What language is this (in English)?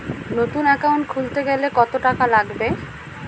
Bangla